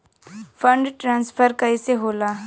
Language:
Bhojpuri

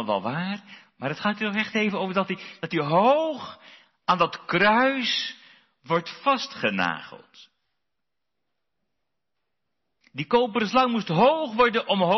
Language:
Dutch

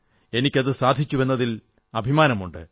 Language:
Malayalam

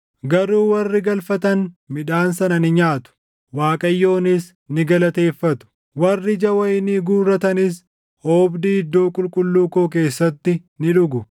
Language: Oromo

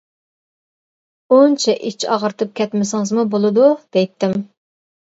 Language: Uyghur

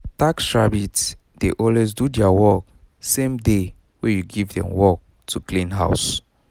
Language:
Nigerian Pidgin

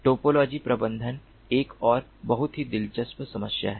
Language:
Hindi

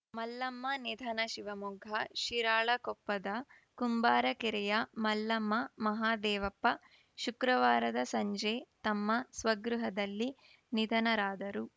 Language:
Kannada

